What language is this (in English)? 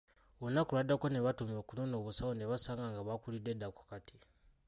Ganda